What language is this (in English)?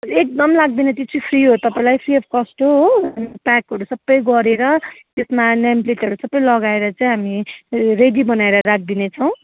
Nepali